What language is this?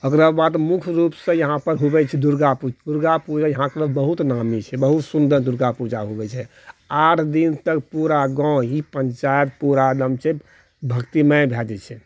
Maithili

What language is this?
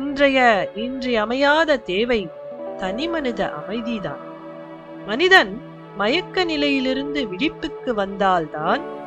Tamil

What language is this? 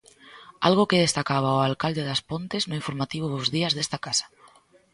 Galician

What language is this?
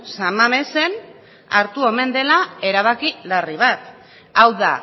Basque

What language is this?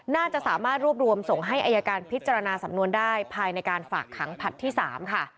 Thai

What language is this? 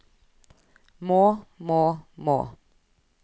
Norwegian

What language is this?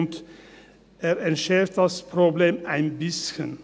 Swiss German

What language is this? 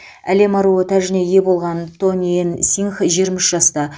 Kazakh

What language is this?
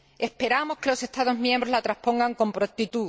Spanish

